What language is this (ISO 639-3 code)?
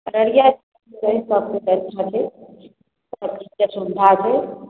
mai